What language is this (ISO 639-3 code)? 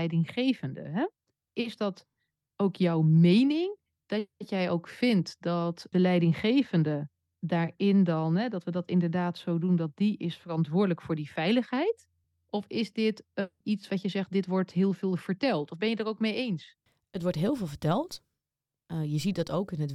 nld